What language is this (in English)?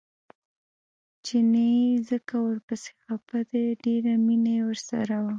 Pashto